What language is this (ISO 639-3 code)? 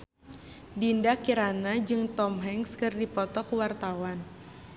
sun